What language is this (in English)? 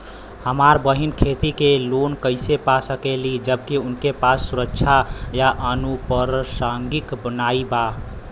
Bhojpuri